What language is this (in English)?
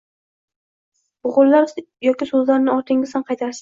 Uzbek